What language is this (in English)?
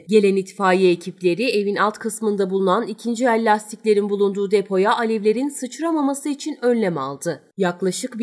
Turkish